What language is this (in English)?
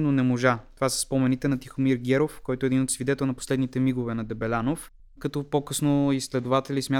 Bulgarian